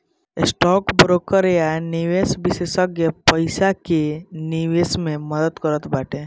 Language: Bhojpuri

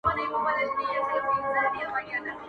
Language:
Pashto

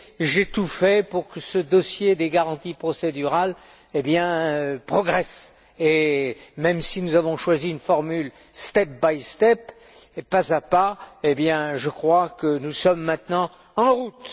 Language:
French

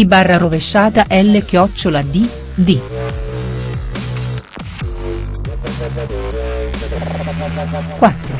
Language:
Italian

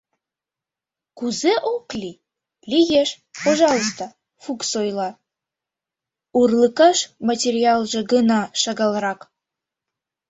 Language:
Mari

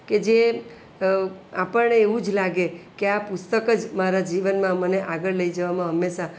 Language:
Gujarati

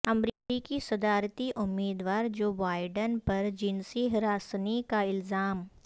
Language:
Urdu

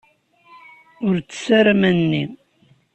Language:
Kabyle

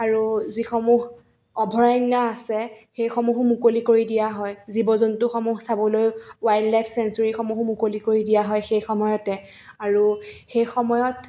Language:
Assamese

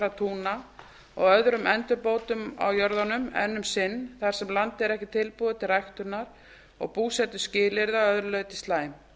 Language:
Icelandic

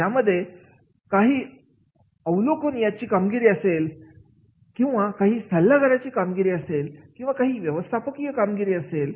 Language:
Marathi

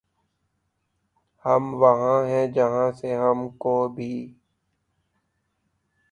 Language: Urdu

